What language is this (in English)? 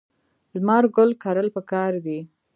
Pashto